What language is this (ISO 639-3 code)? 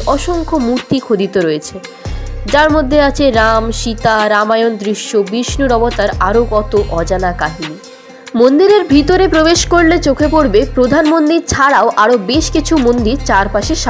ben